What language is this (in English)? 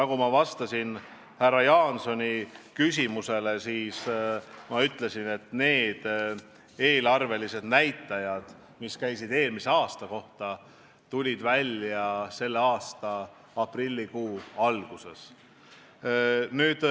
Estonian